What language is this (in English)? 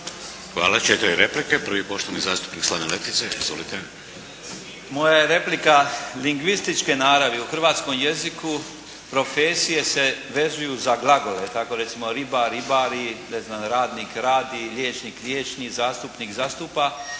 Croatian